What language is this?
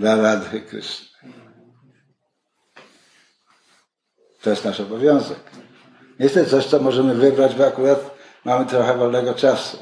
Polish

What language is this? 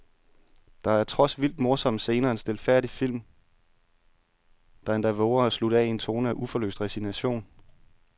Danish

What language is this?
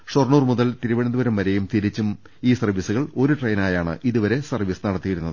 Malayalam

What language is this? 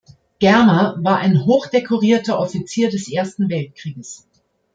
German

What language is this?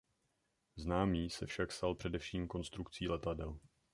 Czech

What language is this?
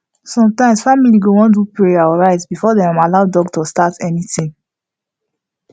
Nigerian Pidgin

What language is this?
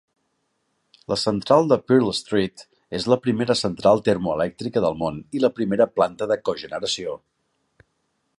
Catalan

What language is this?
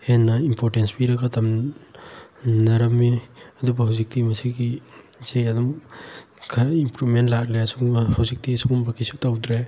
Manipuri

